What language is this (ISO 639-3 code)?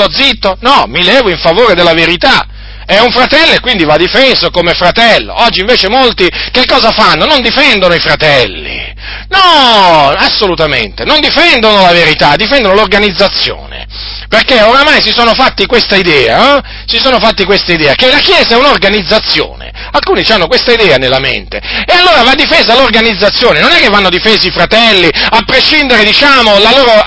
ita